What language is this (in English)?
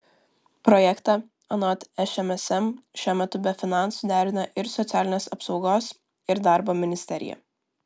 Lithuanian